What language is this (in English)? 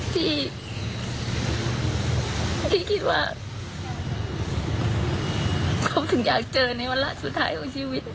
Thai